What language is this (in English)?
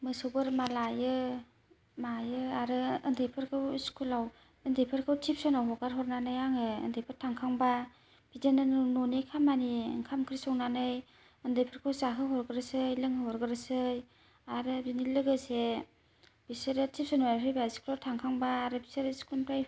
Bodo